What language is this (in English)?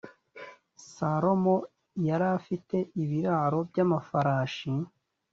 Kinyarwanda